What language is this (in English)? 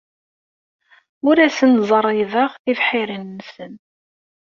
Kabyle